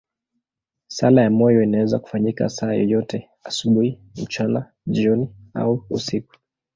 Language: Swahili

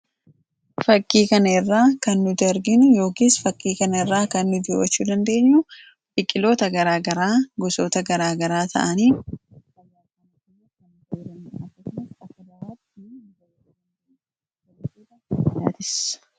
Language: Oromo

